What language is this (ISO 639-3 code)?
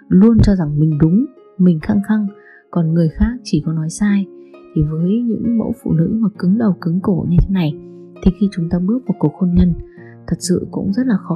vie